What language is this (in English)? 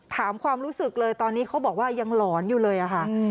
Thai